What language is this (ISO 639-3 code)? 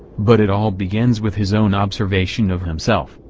eng